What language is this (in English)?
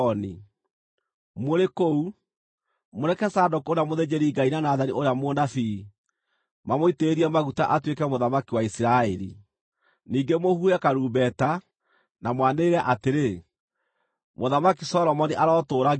Kikuyu